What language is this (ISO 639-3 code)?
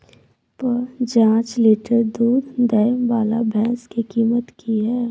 mai